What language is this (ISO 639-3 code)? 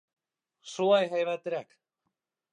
bak